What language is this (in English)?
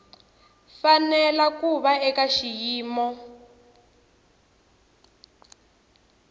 Tsonga